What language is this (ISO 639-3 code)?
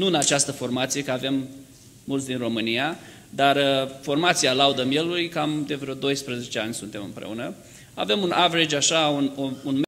ron